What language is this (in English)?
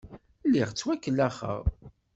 Kabyle